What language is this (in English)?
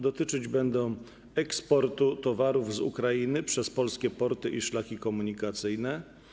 Polish